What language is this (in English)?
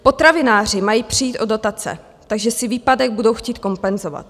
Czech